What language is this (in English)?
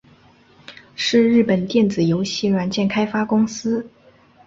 Chinese